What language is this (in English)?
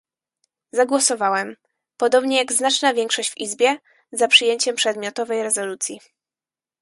Polish